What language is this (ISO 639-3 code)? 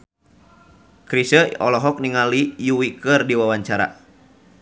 sun